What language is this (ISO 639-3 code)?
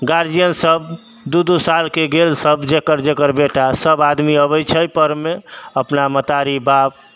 mai